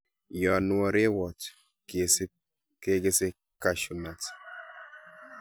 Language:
Kalenjin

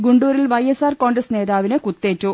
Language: Malayalam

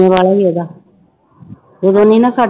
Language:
Punjabi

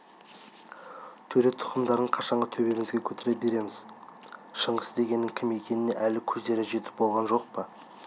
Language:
Kazakh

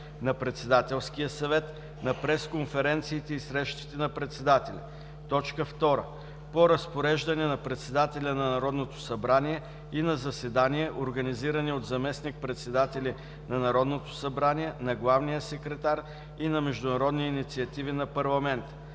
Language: Bulgarian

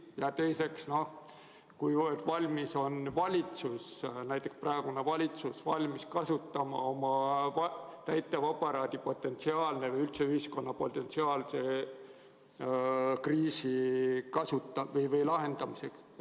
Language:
Estonian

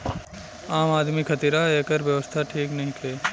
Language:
Bhojpuri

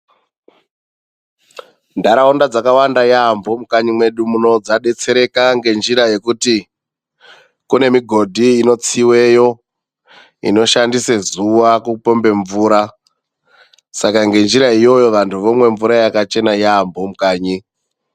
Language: Ndau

